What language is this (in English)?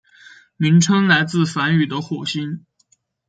Chinese